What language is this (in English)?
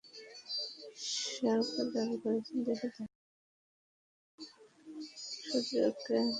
Bangla